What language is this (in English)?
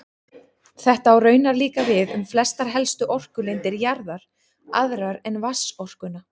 Icelandic